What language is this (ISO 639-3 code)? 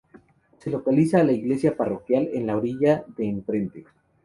spa